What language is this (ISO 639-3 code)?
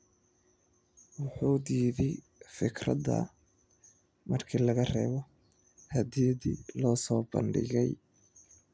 som